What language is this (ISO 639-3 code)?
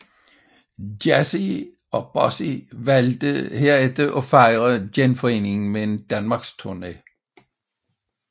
dan